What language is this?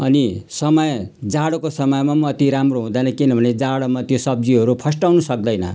Nepali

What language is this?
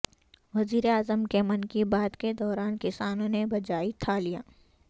Urdu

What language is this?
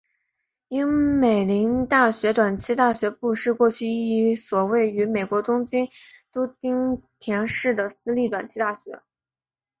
Chinese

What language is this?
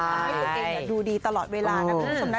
Thai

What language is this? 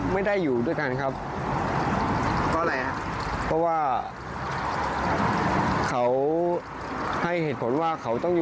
Thai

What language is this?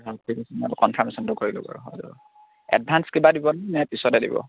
Assamese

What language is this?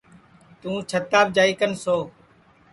Sansi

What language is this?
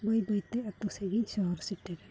Santali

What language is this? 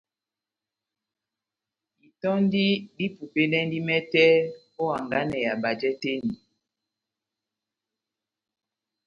Batanga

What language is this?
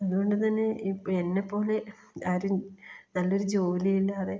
Malayalam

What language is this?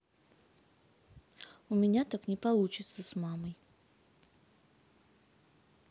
Russian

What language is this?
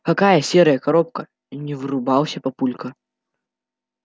Russian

